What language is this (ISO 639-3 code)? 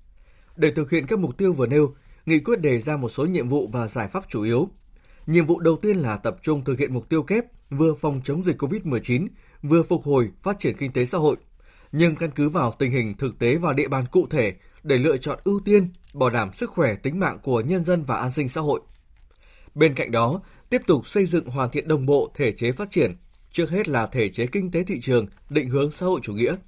vie